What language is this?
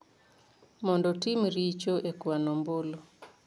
Luo (Kenya and Tanzania)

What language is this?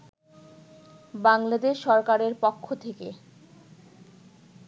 Bangla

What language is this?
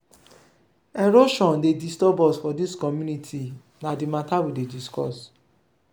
Nigerian Pidgin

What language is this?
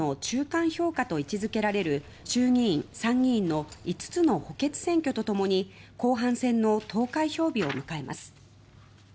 Japanese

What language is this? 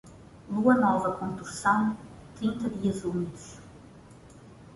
Portuguese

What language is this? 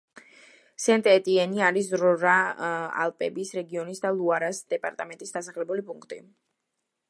Georgian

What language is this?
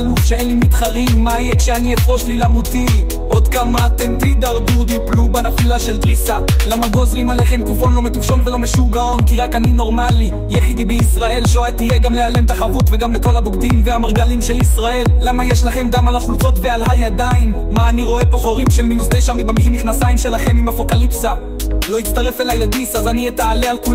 Hebrew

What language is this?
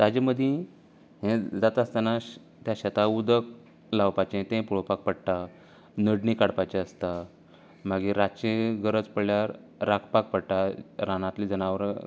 Konkani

